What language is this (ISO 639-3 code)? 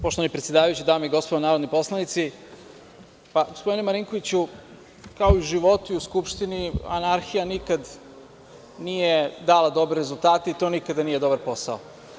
srp